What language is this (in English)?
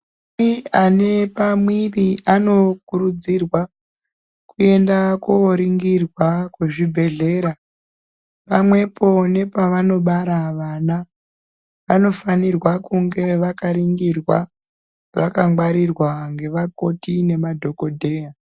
Ndau